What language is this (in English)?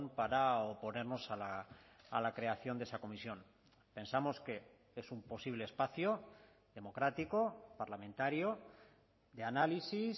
Spanish